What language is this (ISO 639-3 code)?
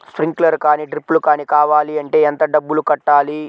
tel